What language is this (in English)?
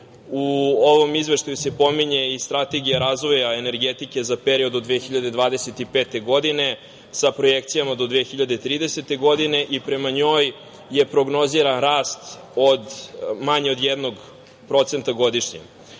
Serbian